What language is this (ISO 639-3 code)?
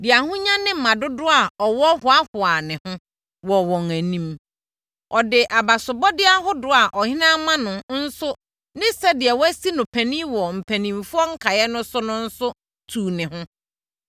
aka